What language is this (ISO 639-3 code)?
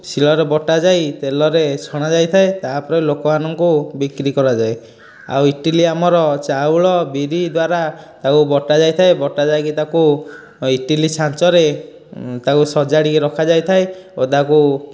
ori